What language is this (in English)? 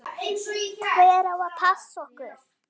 Icelandic